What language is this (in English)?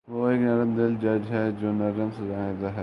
Urdu